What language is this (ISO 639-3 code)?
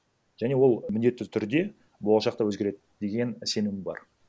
kaz